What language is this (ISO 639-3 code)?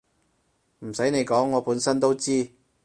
yue